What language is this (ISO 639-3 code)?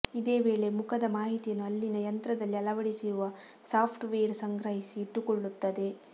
kan